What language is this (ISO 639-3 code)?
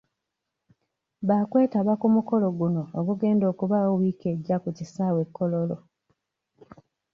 lug